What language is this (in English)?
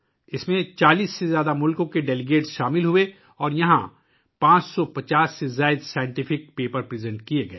Urdu